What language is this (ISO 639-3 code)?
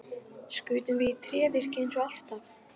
isl